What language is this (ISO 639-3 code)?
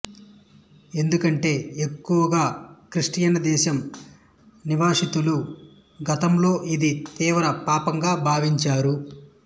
tel